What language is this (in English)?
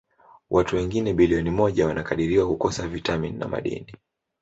Swahili